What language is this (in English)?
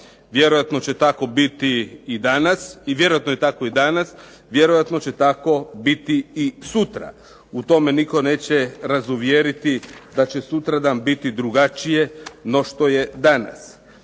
Croatian